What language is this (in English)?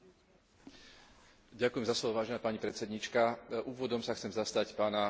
Slovak